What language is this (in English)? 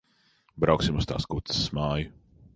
Latvian